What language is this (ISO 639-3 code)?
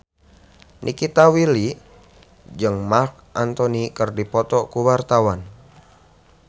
sun